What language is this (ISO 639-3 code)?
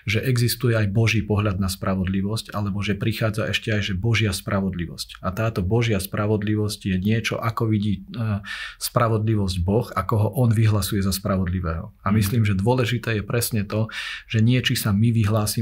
slk